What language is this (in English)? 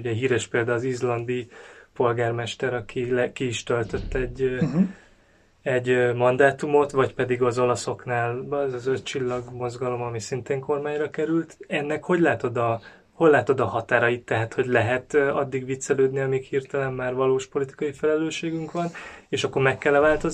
Hungarian